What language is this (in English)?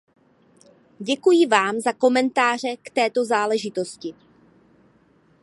Czech